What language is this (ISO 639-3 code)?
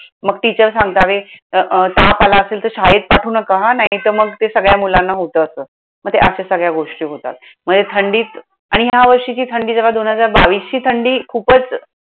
mar